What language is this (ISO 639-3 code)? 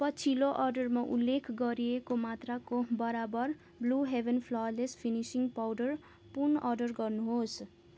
nep